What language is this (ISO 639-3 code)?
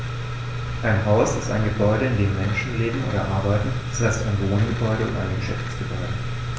deu